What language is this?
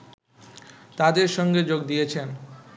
Bangla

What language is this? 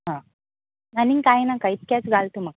Konkani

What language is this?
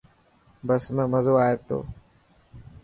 Dhatki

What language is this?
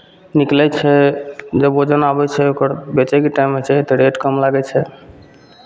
Maithili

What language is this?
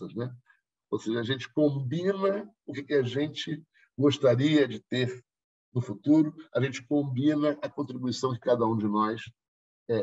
Portuguese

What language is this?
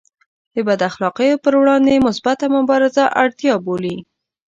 Pashto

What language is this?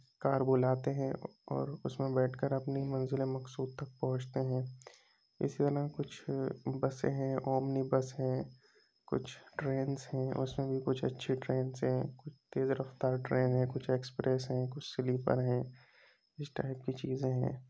Urdu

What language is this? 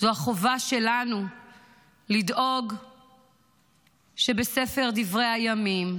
Hebrew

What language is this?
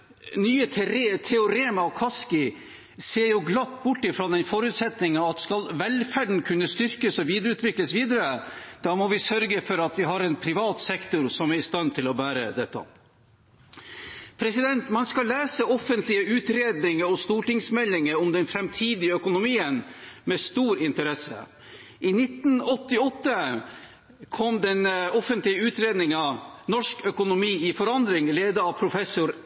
Norwegian Bokmål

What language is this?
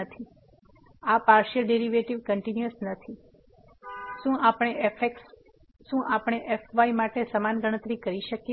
Gujarati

